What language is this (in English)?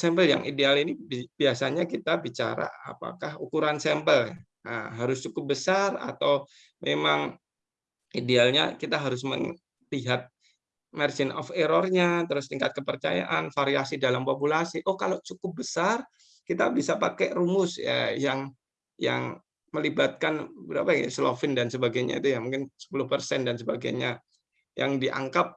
Indonesian